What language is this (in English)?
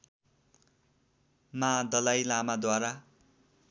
Nepali